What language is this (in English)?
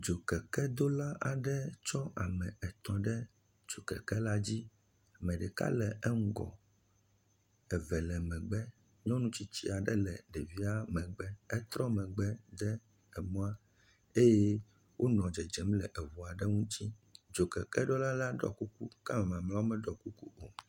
Ewe